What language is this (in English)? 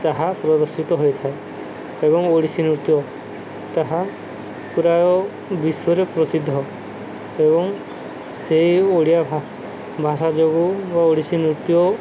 Odia